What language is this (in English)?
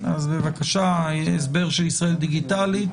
Hebrew